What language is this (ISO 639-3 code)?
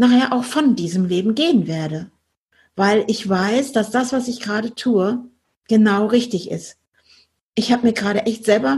deu